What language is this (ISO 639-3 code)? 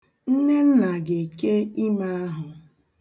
ibo